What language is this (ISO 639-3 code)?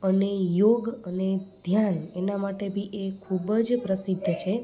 guj